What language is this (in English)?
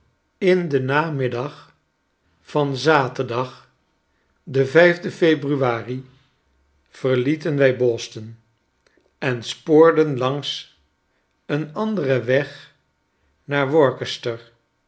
Dutch